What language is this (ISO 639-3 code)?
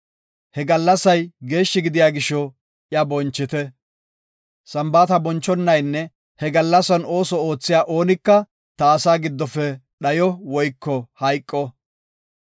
gof